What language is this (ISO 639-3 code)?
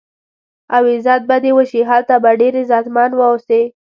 pus